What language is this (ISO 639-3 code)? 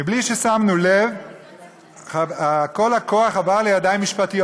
heb